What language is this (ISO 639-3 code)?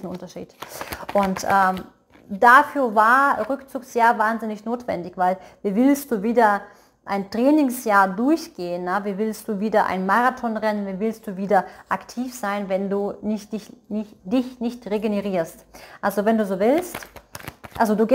deu